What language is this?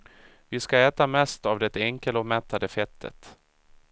Swedish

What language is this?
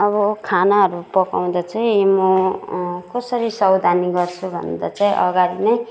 Nepali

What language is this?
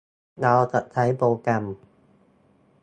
Thai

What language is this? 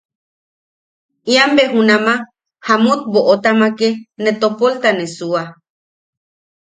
Yaqui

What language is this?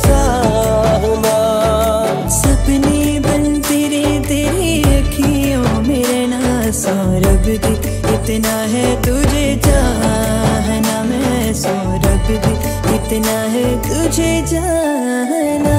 Hindi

